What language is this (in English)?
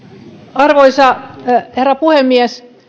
Finnish